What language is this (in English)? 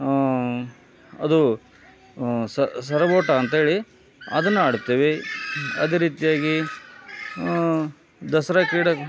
Kannada